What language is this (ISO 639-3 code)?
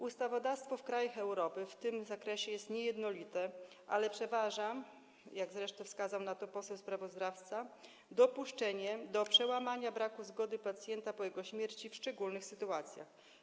pol